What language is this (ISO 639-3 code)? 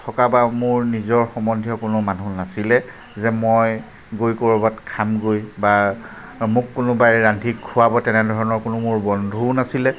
asm